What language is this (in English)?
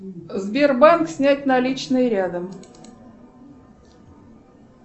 Russian